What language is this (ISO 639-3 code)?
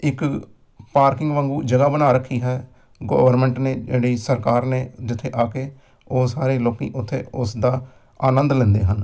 pan